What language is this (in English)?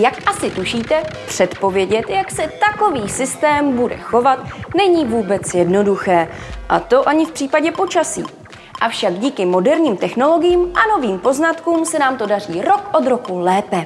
Czech